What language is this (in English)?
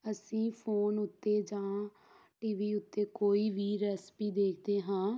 Punjabi